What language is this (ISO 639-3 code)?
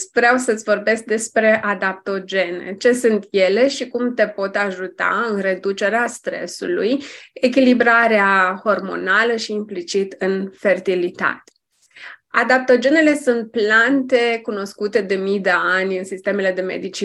ron